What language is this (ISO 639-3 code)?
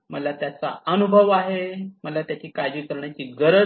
mar